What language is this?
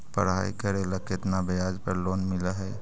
Magahi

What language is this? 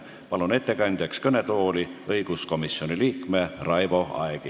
Estonian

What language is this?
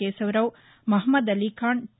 Telugu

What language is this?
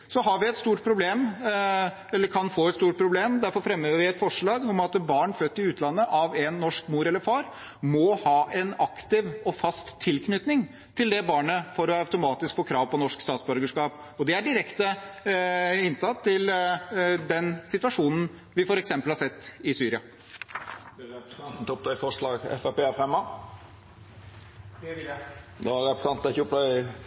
Norwegian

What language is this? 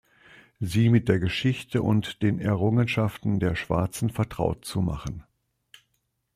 German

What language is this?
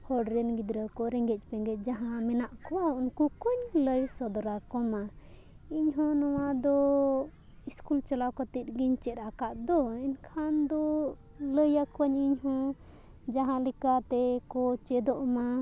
Santali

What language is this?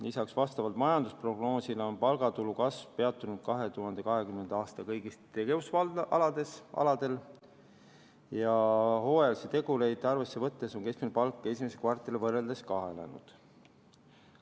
Estonian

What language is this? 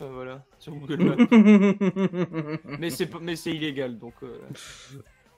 French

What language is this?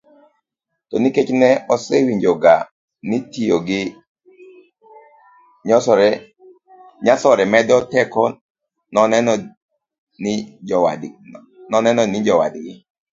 Luo (Kenya and Tanzania)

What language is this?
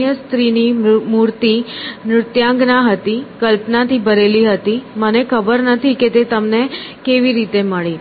Gujarati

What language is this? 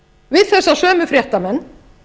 Icelandic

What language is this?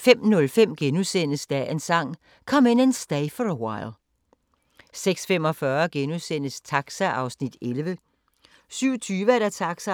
Danish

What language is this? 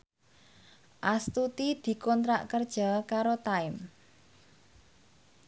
Javanese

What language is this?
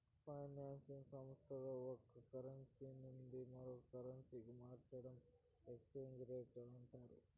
Telugu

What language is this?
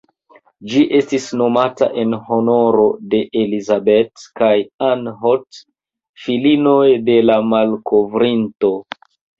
Esperanto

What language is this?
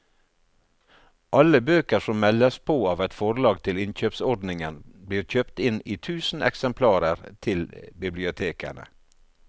Norwegian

